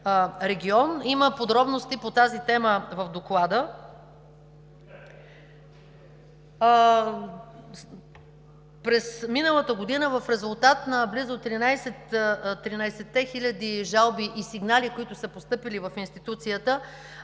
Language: Bulgarian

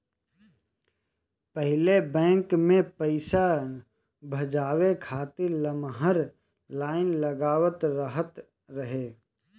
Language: Bhojpuri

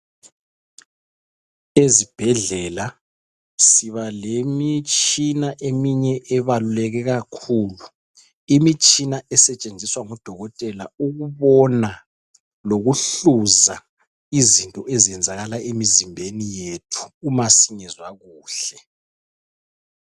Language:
North Ndebele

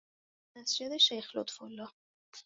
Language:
Persian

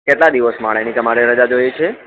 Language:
Gujarati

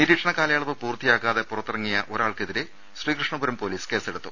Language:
Malayalam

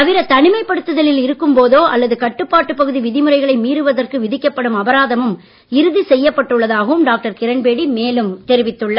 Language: Tamil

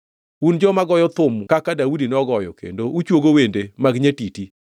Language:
Luo (Kenya and Tanzania)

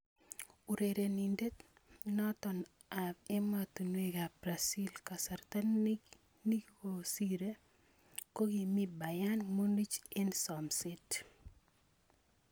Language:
Kalenjin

